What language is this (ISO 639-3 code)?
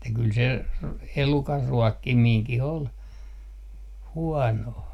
fin